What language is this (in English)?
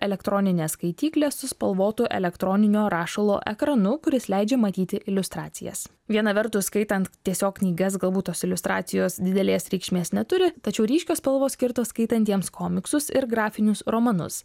Lithuanian